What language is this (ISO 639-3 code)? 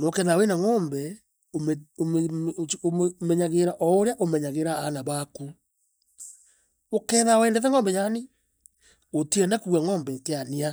mer